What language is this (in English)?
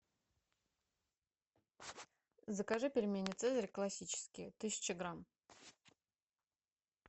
Russian